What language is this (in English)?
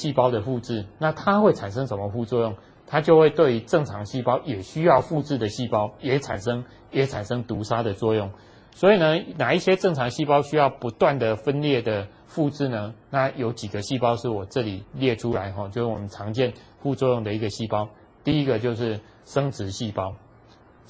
Chinese